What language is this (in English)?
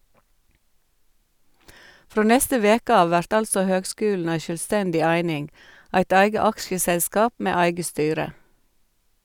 Norwegian